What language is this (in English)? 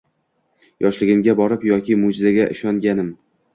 Uzbek